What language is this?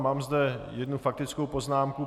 Czech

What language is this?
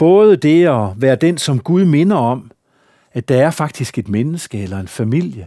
Danish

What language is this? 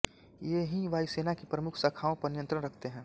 Hindi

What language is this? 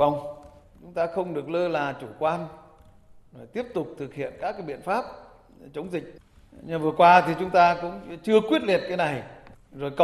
Vietnamese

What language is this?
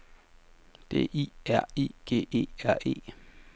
Danish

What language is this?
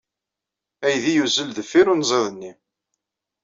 Kabyle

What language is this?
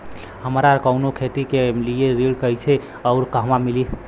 Bhojpuri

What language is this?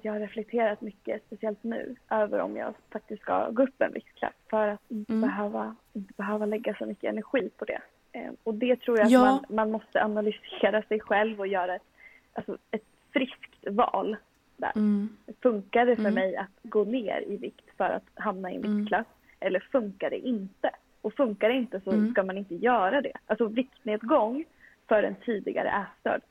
Swedish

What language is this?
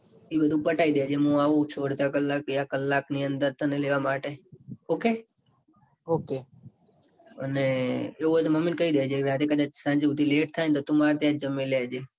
Gujarati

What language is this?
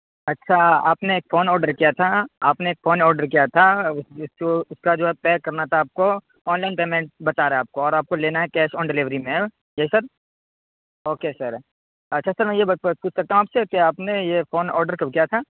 Urdu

